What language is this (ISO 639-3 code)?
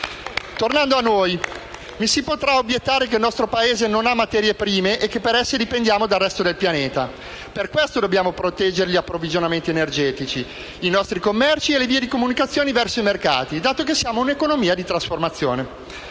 ita